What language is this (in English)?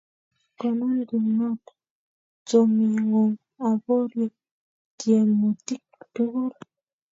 Kalenjin